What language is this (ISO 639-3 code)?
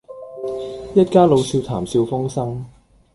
yue